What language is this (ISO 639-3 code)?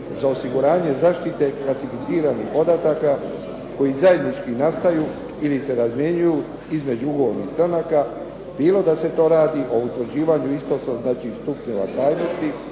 hrv